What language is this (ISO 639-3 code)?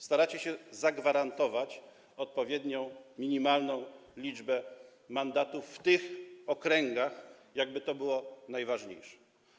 pol